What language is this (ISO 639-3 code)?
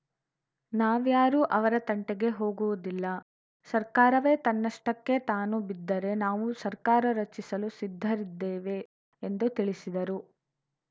kan